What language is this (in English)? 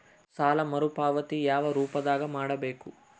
Kannada